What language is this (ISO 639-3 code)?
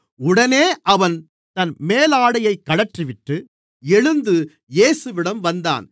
tam